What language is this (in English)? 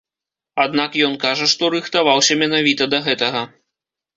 Belarusian